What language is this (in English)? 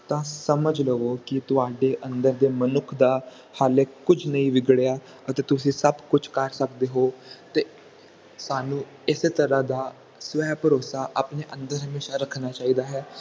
Punjabi